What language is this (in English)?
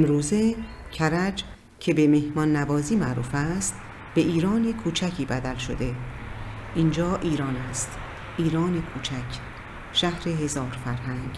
Persian